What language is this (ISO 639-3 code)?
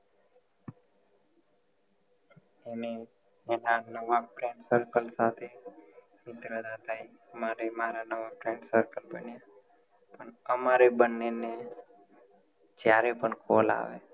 guj